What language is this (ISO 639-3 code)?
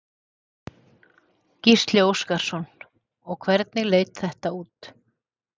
isl